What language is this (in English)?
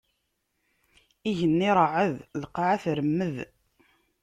Kabyle